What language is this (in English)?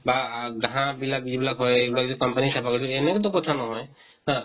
Assamese